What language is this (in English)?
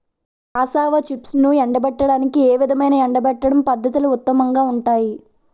Telugu